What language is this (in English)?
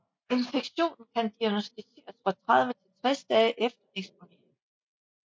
Danish